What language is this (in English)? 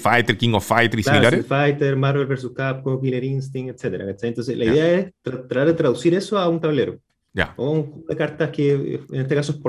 Spanish